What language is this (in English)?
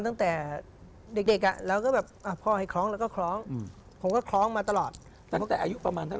Thai